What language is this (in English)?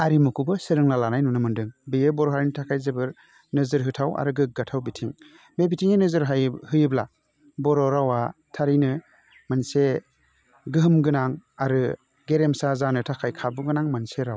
Bodo